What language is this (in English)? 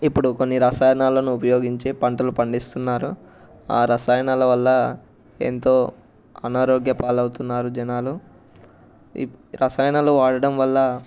Telugu